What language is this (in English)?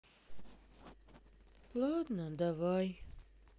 Russian